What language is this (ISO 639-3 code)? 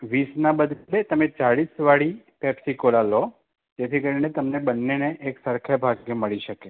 guj